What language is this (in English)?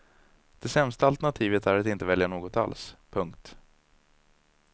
Swedish